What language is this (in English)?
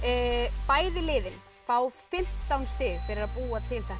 Icelandic